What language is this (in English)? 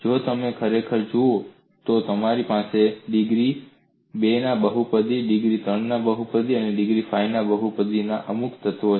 Gujarati